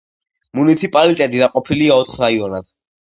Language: Georgian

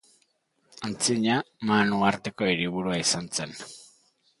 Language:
Basque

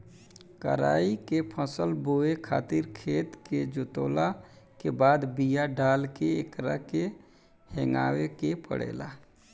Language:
Bhojpuri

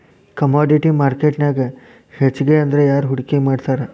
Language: Kannada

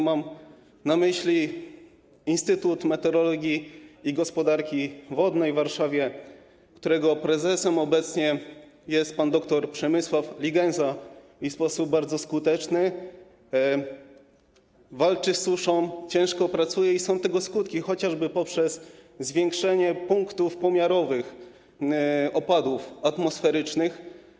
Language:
Polish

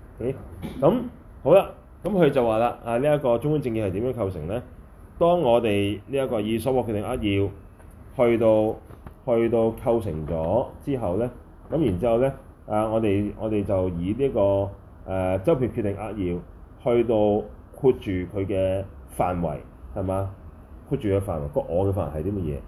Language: Chinese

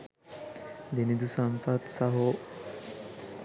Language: Sinhala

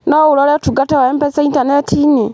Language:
Kikuyu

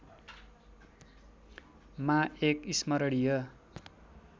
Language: Nepali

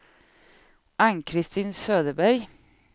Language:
Swedish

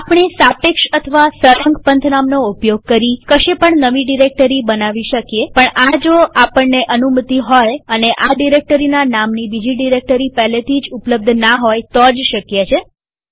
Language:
Gujarati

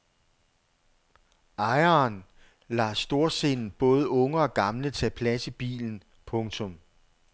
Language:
Danish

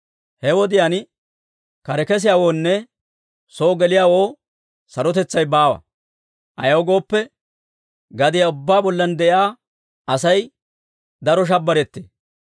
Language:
Dawro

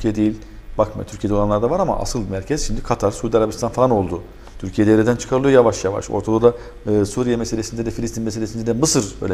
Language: Turkish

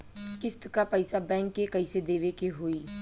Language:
Bhojpuri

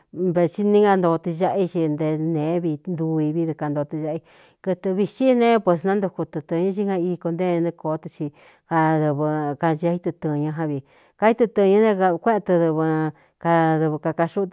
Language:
Cuyamecalco Mixtec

